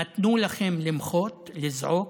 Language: Hebrew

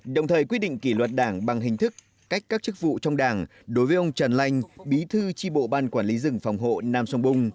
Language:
Vietnamese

